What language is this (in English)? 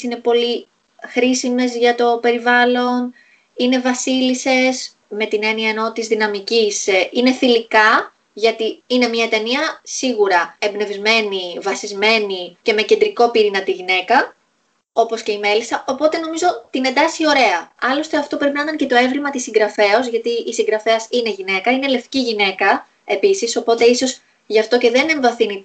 Greek